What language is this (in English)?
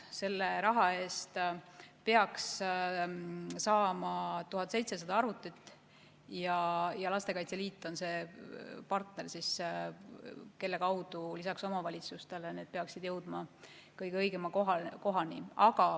Estonian